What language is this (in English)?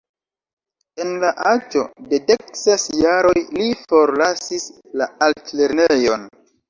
Esperanto